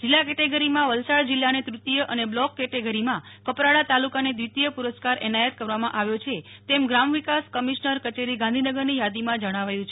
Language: Gujarati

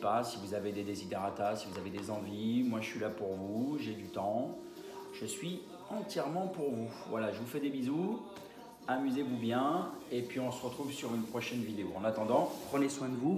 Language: French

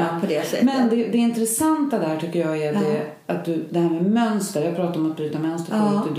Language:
Swedish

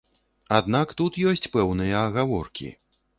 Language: Belarusian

